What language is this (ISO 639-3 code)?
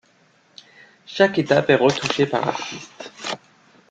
fra